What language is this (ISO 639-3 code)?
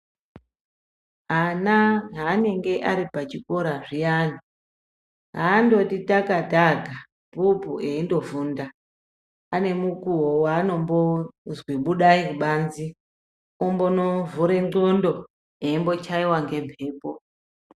ndc